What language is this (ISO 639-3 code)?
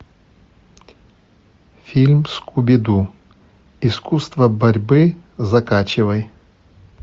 rus